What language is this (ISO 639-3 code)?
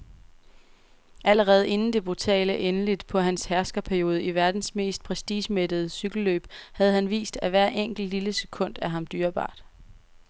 dan